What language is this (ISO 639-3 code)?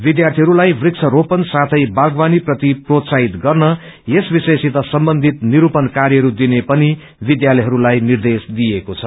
nep